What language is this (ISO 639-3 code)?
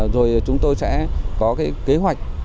vie